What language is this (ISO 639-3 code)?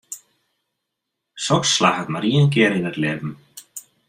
fry